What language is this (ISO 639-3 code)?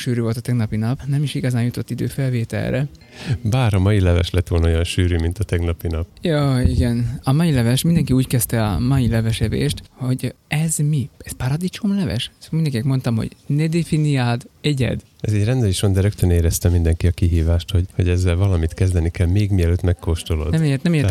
hun